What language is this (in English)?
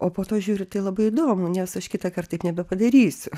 Lithuanian